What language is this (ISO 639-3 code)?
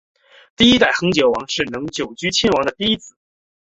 zho